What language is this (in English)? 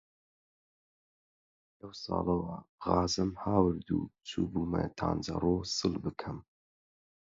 Central Kurdish